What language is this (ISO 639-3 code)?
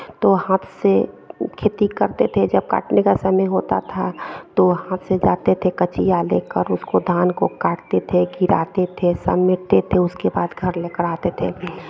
hin